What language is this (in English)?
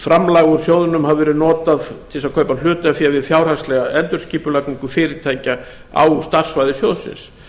Icelandic